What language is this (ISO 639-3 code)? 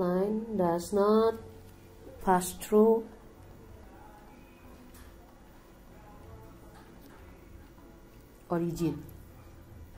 ind